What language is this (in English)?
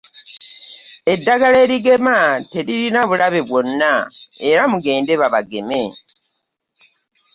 Ganda